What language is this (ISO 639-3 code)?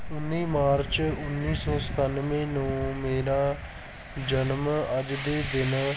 pan